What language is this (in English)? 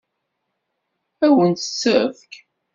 Kabyle